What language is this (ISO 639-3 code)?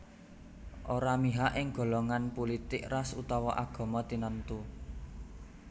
jav